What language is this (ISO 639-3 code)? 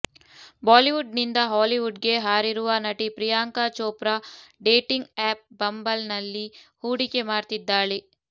kan